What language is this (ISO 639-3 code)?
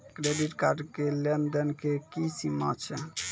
mai